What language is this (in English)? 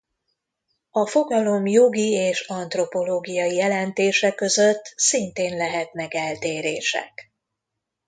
Hungarian